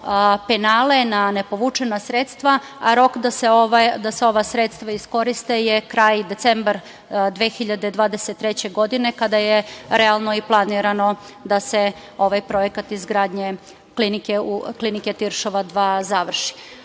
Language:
Serbian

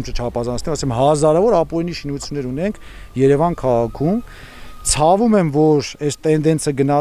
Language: Polish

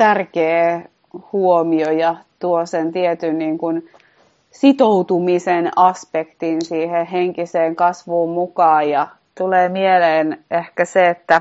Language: Finnish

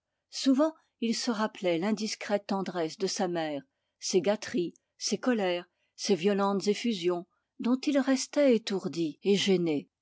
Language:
French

